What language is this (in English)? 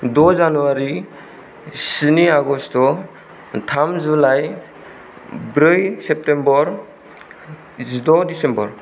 Bodo